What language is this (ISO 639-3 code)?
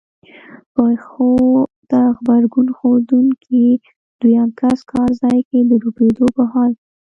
pus